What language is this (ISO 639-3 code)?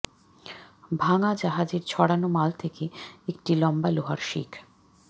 ben